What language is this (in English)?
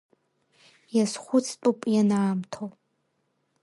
Abkhazian